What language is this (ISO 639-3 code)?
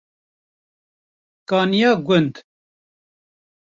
kur